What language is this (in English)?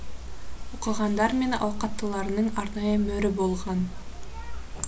Kazakh